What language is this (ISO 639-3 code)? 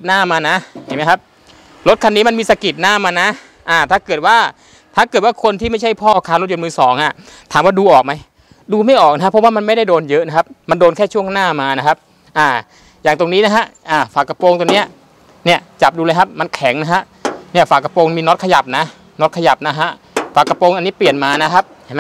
tha